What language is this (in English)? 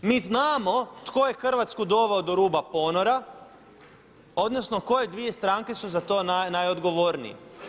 Croatian